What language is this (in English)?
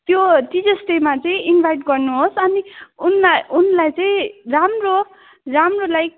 Nepali